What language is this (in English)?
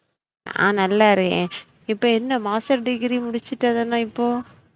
Tamil